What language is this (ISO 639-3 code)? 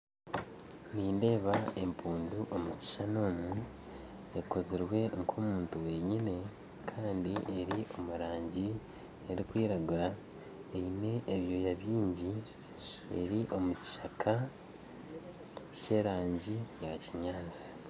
nyn